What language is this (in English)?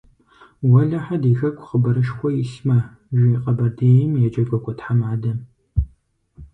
Kabardian